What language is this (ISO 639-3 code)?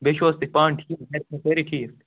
kas